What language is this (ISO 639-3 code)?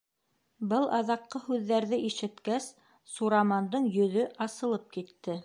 bak